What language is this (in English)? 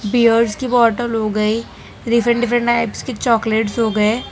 Hindi